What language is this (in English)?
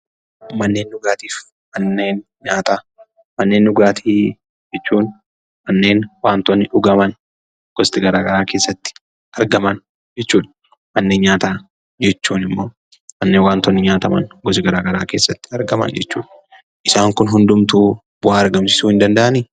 Oromo